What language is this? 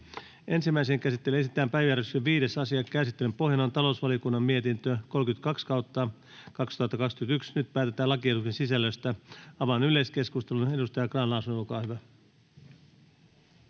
Finnish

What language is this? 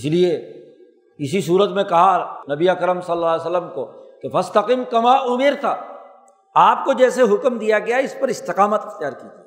Urdu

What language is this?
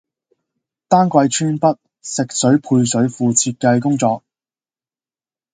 Cantonese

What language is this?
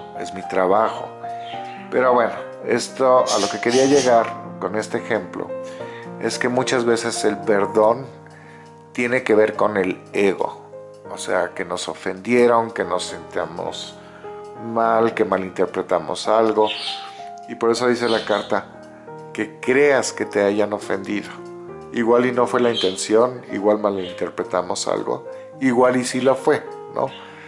Spanish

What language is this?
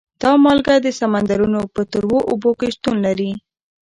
Pashto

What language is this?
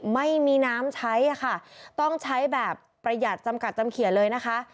Thai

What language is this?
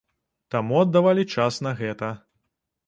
Belarusian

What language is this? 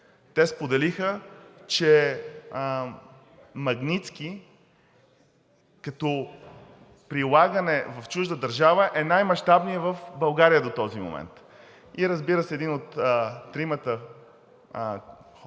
Bulgarian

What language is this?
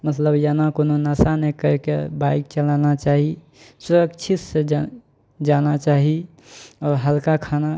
Maithili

